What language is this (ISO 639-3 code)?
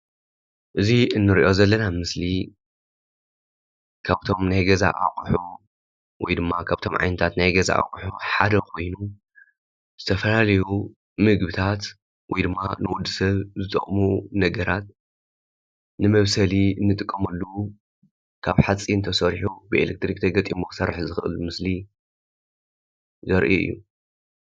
tir